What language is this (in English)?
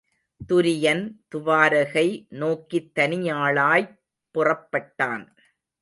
Tamil